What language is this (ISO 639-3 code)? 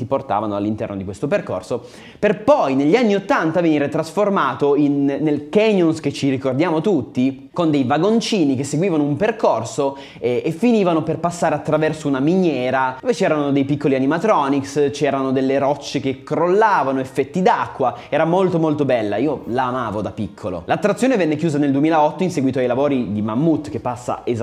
ita